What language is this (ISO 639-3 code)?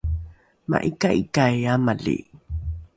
dru